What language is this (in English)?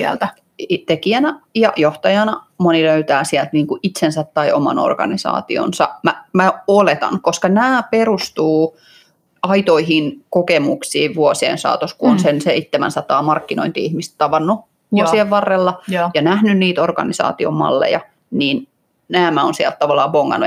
Finnish